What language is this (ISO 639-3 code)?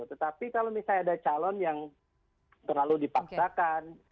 ind